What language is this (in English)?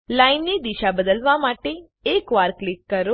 Gujarati